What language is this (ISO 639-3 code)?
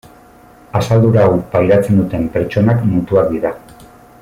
eus